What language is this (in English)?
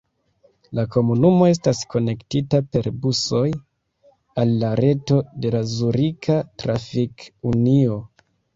Esperanto